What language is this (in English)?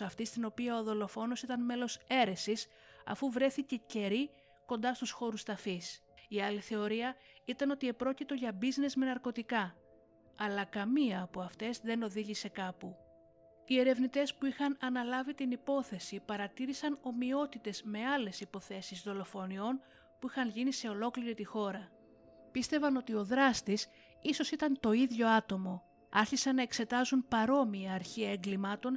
Greek